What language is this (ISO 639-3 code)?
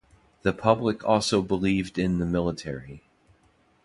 eng